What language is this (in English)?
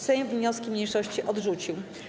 Polish